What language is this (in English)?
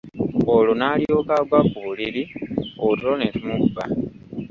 Ganda